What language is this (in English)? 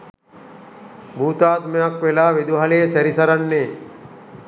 Sinhala